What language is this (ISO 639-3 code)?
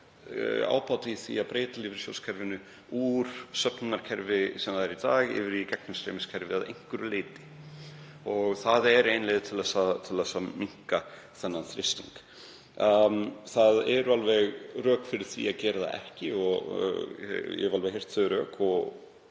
isl